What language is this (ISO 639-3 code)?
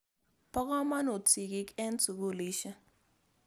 kln